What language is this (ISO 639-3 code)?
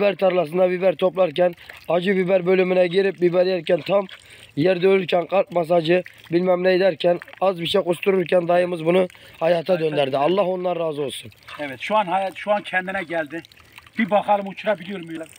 tur